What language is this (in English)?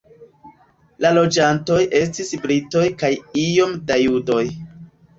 Esperanto